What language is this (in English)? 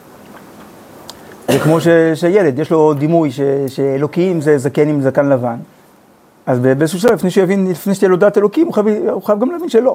Hebrew